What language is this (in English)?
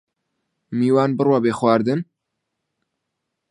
Central Kurdish